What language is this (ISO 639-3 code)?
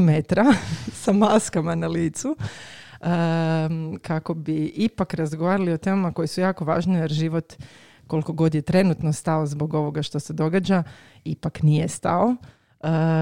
hrv